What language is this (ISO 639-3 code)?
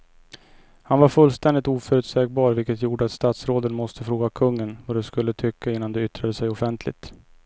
swe